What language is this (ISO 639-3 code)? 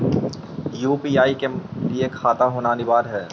mag